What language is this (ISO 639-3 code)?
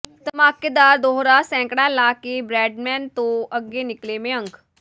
pan